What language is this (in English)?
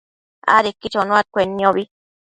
Matsés